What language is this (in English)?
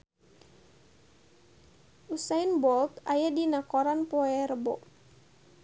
Sundanese